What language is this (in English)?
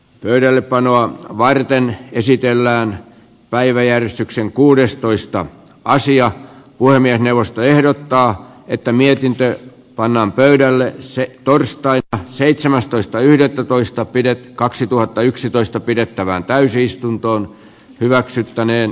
Finnish